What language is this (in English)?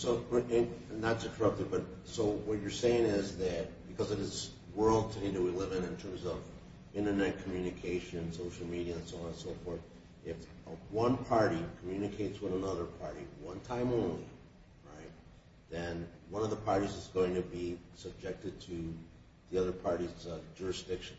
English